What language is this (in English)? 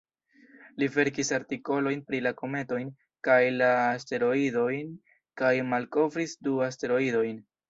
Esperanto